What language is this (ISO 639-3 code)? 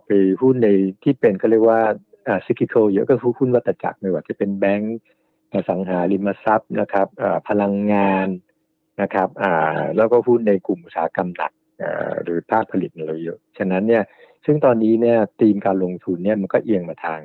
tha